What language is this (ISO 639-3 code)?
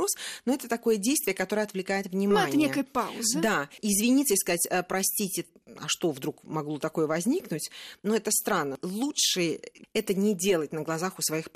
rus